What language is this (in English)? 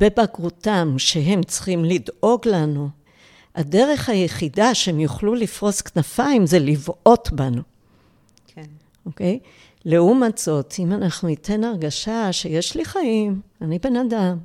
Hebrew